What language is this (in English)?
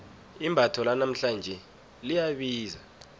South Ndebele